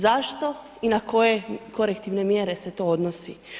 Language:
Croatian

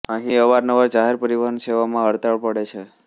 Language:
Gujarati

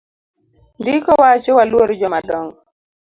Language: Luo (Kenya and Tanzania)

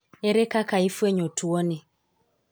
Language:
Luo (Kenya and Tanzania)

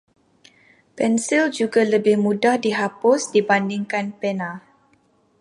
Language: Malay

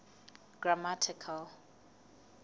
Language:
Southern Sotho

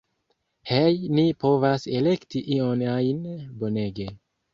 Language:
Esperanto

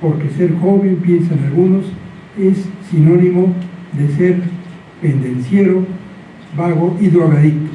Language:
Spanish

